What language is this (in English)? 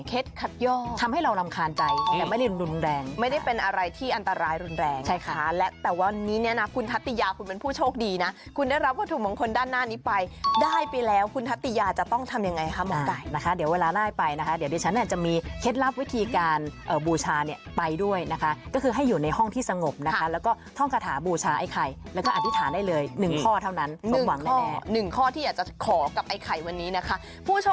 Thai